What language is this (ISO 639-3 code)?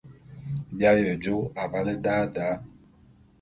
bum